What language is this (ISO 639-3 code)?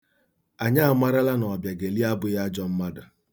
ibo